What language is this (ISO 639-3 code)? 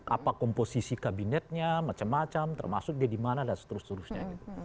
ind